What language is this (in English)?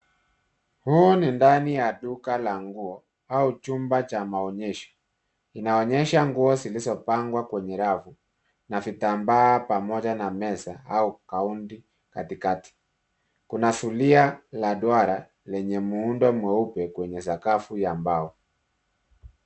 Swahili